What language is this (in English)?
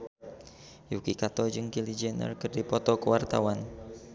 Sundanese